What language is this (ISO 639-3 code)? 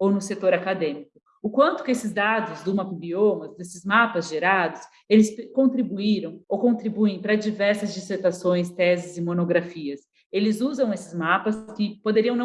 por